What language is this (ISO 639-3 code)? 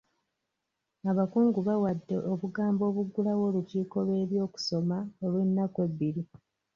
lug